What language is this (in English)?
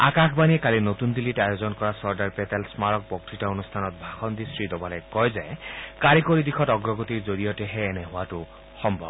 Assamese